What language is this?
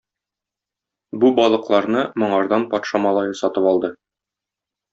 Tatar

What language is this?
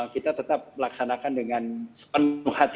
Indonesian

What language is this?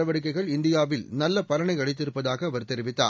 Tamil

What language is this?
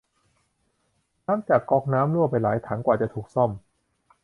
Thai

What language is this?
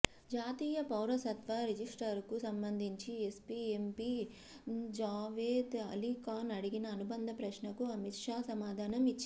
Telugu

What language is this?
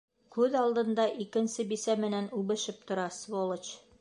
Bashkir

